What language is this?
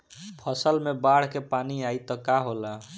Bhojpuri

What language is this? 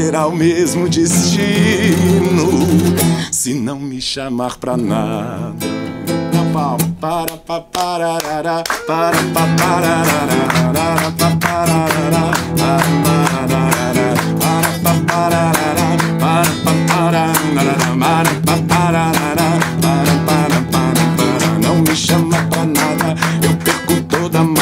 Portuguese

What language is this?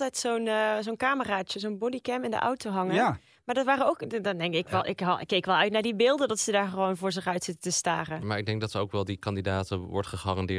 Dutch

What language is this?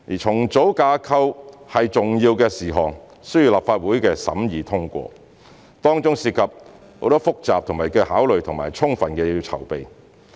Cantonese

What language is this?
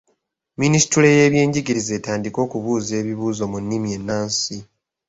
Ganda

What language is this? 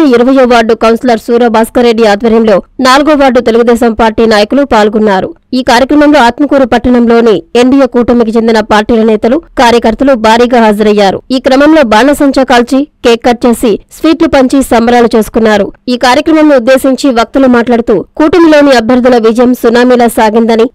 Telugu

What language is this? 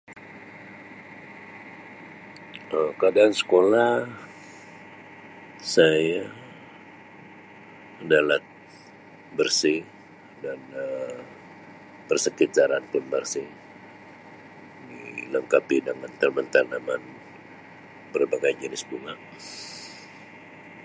Sabah Malay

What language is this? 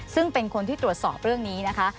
Thai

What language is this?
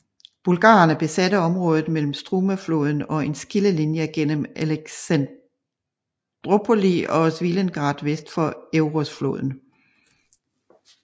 Danish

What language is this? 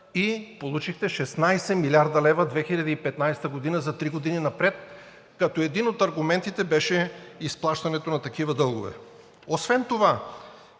Bulgarian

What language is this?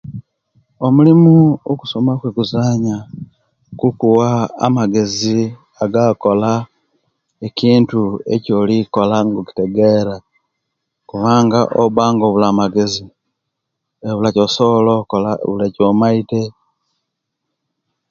Kenyi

